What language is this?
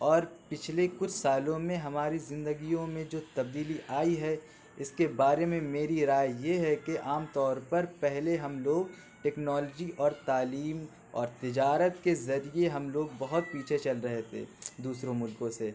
Urdu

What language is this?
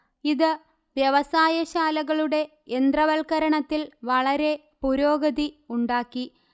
Malayalam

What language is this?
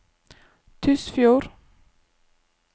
Norwegian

